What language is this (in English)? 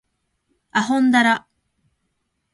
Japanese